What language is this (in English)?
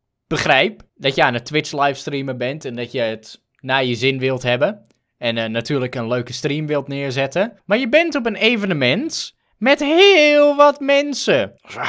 Dutch